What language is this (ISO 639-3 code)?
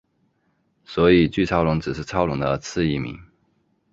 zho